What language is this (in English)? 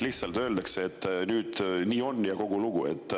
Estonian